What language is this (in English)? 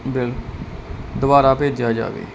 Punjabi